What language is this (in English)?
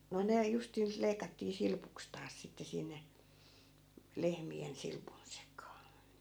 Finnish